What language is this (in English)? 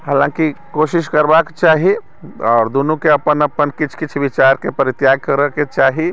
Maithili